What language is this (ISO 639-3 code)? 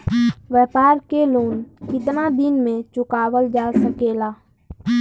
bho